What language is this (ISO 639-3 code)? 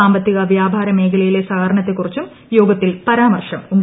mal